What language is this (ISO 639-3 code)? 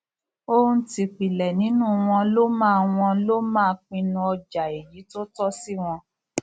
yor